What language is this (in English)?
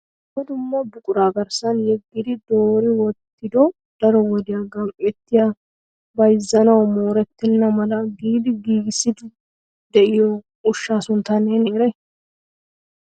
Wolaytta